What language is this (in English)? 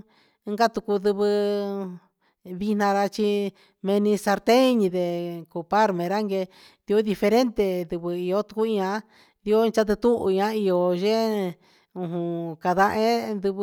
Huitepec Mixtec